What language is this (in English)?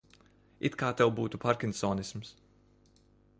Latvian